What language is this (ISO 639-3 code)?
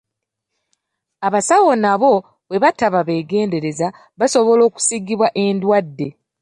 lug